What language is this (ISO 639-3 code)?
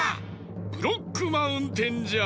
jpn